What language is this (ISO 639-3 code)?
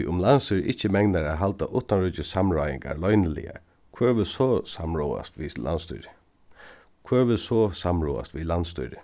fao